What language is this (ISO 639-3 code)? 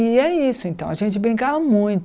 por